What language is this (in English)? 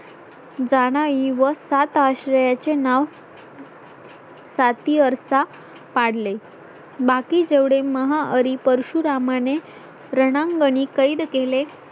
Marathi